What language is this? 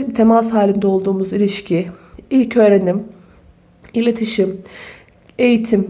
Turkish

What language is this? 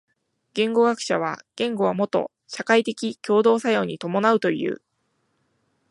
Japanese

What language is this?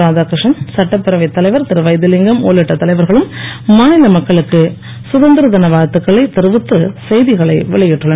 Tamil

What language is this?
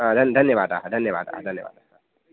Sanskrit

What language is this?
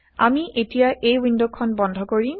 Assamese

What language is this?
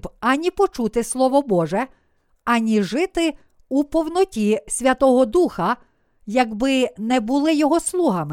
Ukrainian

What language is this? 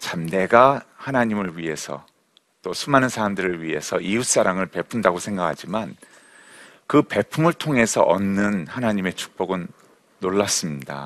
Korean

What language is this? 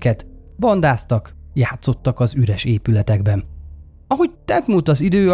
Hungarian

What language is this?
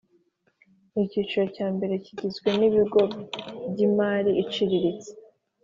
Kinyarwanda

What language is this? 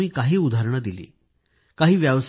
Marathi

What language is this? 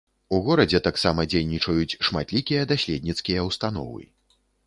Belarusian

